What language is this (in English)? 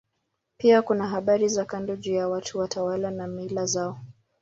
Swahili